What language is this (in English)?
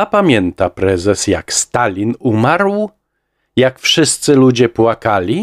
Polish